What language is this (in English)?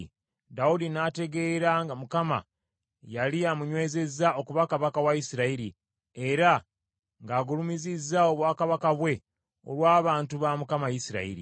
Ganda